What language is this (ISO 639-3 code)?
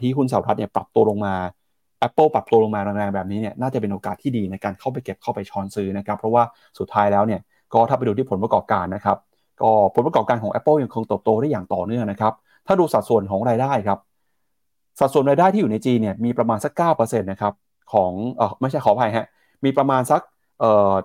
tha